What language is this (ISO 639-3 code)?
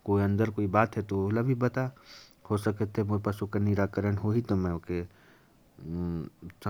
kfp